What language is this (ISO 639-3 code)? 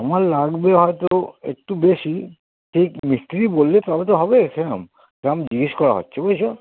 ben